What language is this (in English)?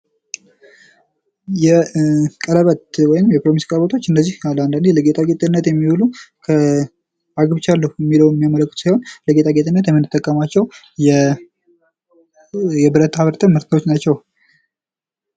Amharic